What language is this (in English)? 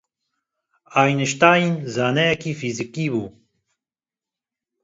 Kurdish